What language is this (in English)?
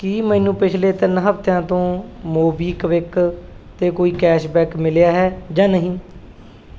Punjabi